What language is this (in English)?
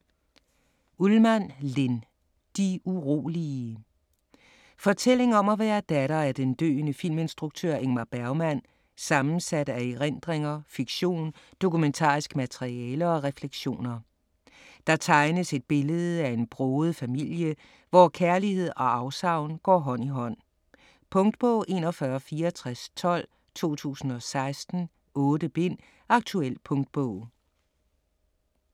Danish